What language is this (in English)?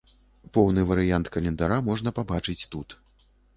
Belarusian